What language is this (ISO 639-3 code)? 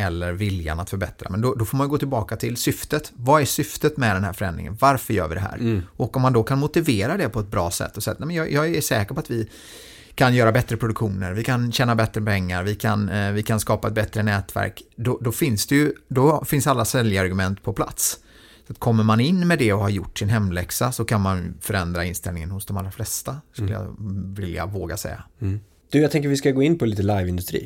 swe